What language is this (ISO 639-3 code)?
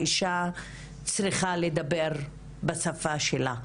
heb